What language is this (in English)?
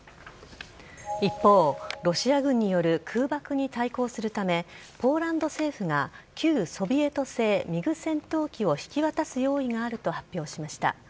Japanese